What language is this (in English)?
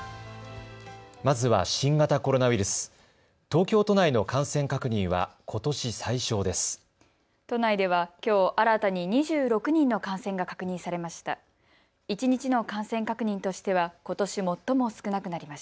Japanese